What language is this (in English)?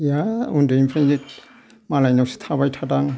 Bodo